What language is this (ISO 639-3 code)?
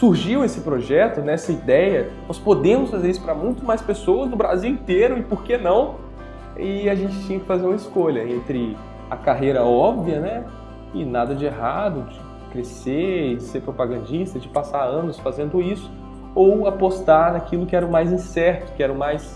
por